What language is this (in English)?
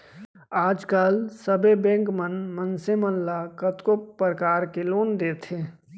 Chhattisgarhi